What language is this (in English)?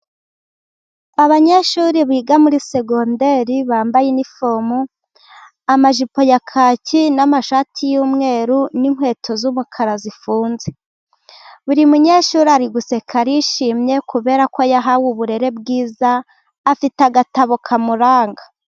Kinyarwanda